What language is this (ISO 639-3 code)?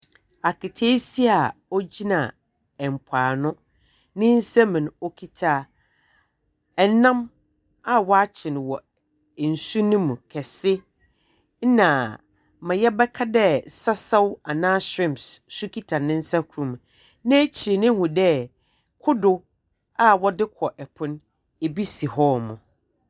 aka